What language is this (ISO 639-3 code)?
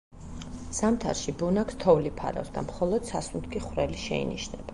kat